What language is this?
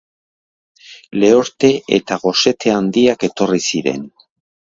Basque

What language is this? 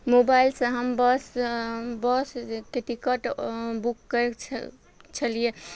Maithili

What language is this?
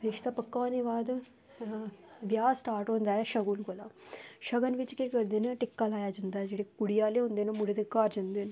Dogri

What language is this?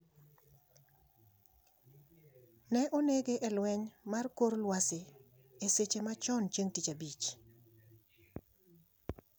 Luo (Kenya and Tanzania)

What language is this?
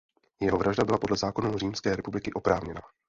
Czech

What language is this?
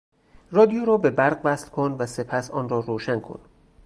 Persian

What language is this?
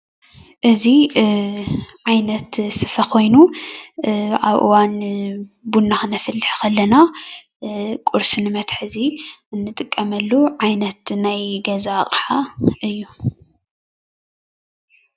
Tigrinya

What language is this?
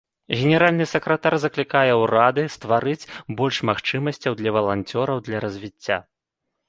Belarusian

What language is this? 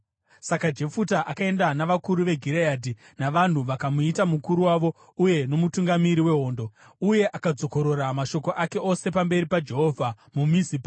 Shona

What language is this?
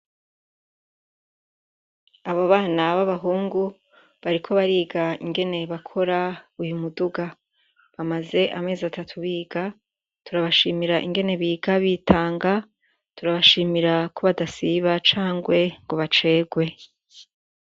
Rundi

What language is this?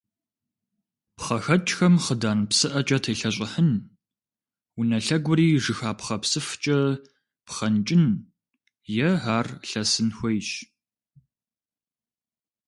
Kabardian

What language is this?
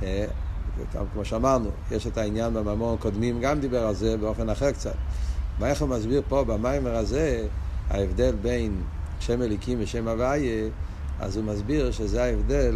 Hebrew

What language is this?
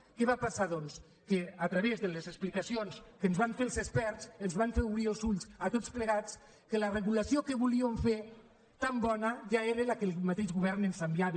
Catalan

